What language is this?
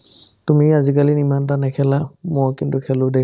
Assamese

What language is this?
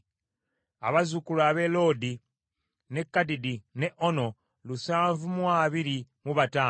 Ganda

